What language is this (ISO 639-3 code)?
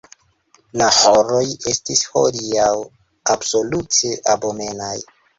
epo